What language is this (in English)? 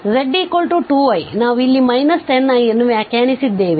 Kannada